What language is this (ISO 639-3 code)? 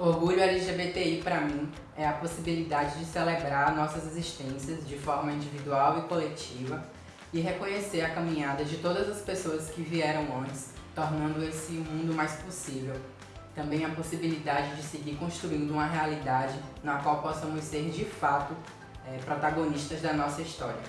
por